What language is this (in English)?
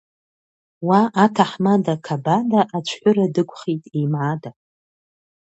Abkhazian